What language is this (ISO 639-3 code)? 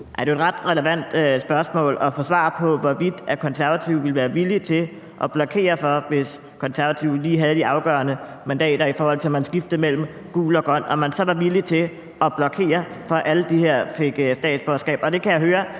dan